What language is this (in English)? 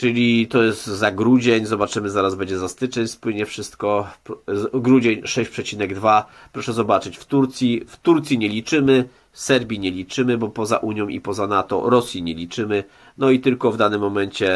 Polish